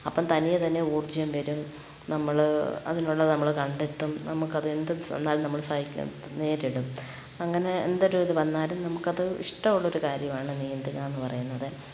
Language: Malayalam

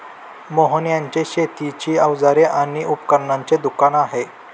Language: Marathi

